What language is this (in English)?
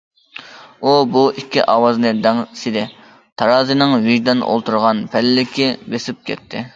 Uyghur